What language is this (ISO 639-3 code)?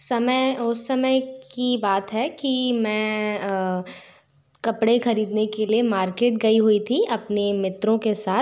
hin